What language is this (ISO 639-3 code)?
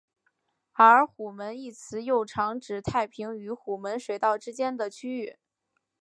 zho